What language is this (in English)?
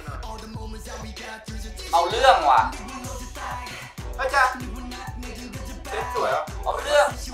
Thai